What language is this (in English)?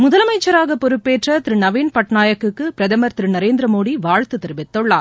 Tamil